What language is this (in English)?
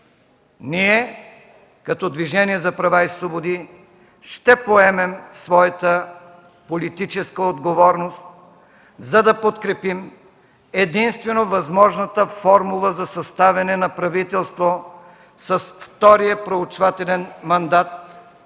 Bulgarian